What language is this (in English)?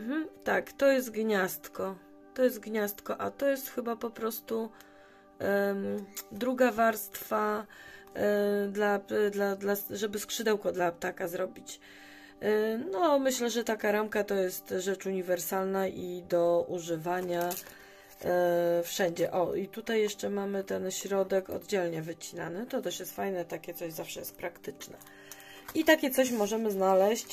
Polish